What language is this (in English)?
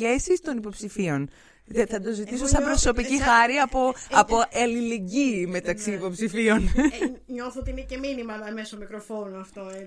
Greek